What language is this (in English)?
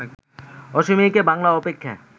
Bangla